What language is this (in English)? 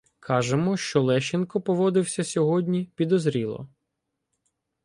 Ukrainian